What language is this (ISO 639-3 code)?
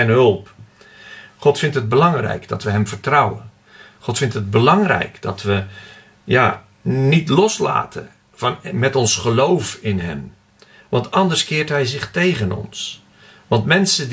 nld